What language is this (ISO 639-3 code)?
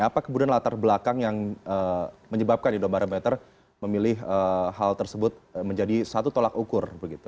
ind